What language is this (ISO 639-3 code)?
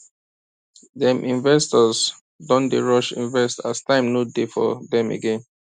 pcm